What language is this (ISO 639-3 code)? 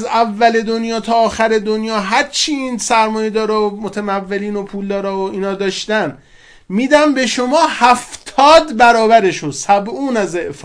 fas